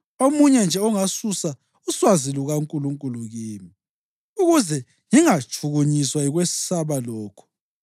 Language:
North Ndebele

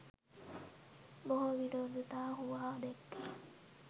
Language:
Sinhala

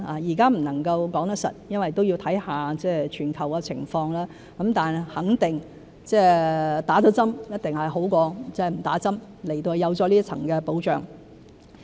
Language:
Cantonese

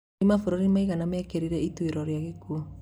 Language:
Kikuyu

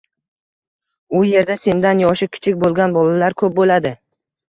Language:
Uzbek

